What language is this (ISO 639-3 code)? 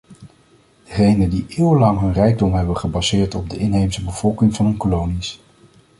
nld